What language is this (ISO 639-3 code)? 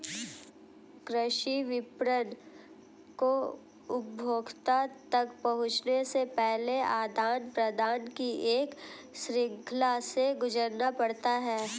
hin